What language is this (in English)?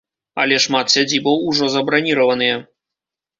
Belarusian